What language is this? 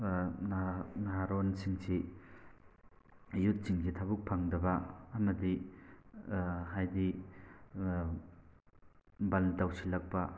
Manipuri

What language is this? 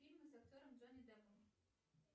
Russian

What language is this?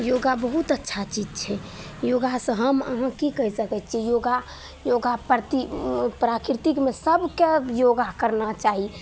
Maithili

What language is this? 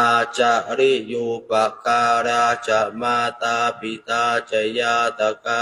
Thai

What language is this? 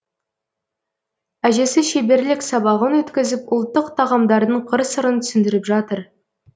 Kazakh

